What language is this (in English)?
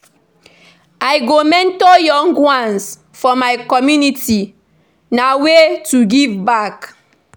Nigerian Pidgin